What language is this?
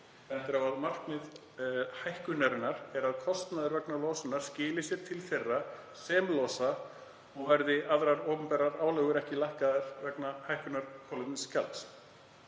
Icelandic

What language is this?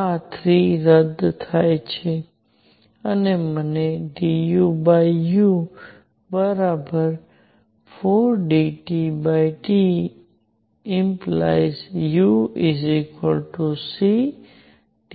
Gujarati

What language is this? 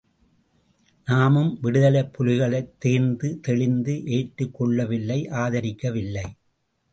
Tamil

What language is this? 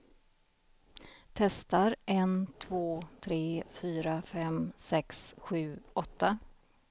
Swedish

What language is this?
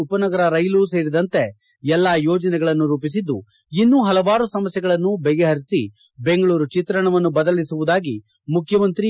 Kannada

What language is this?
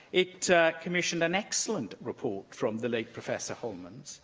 English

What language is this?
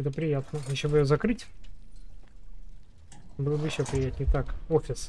Russian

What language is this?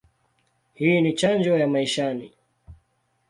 Swahili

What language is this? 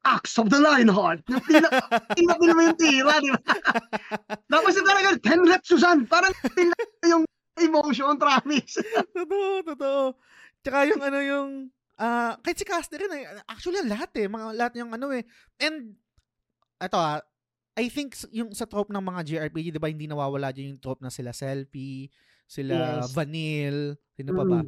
Filipino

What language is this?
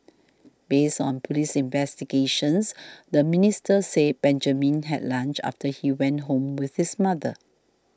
English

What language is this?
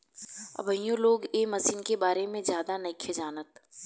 Bhojpuri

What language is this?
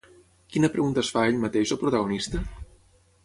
Catalan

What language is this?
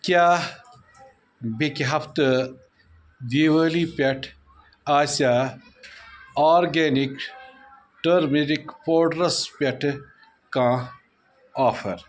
Kashmiri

